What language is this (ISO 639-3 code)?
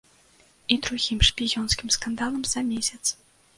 bel